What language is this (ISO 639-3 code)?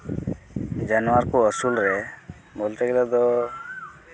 sat